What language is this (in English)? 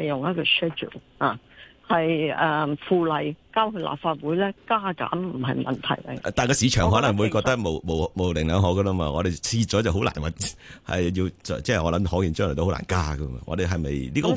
Chinese